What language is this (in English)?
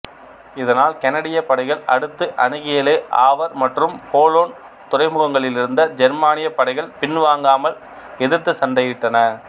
Tamil